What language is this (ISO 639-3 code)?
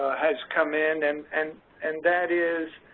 eng